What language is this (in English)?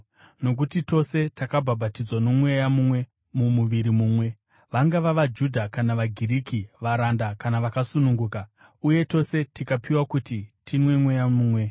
Shona